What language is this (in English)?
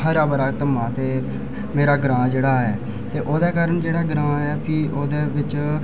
Dogri